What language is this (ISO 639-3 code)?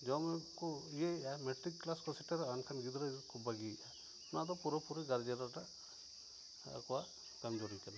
sat